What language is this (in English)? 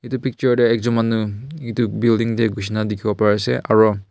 Naga Pidgin